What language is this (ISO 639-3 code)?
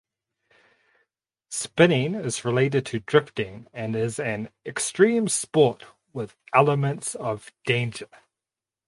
eng